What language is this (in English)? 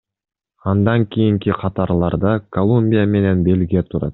Kyrgyz